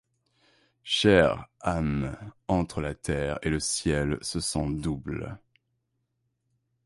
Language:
French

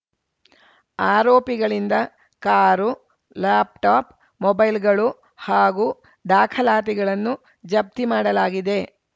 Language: Kannada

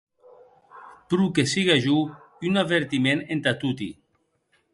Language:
Occitan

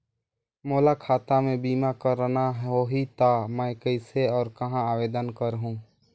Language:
Chhattisgarhi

